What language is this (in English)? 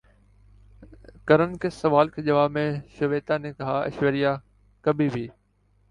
Urdu